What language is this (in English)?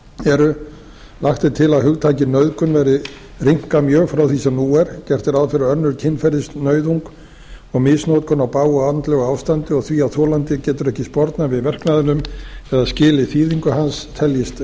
Icelandic